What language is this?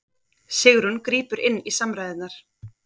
Icelandic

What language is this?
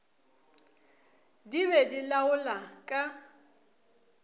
Northern Sotho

